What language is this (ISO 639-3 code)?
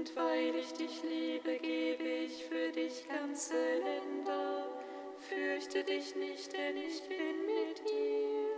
deu